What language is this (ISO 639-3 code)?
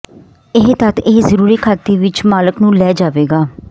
pan